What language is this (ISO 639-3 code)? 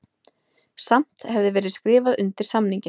isl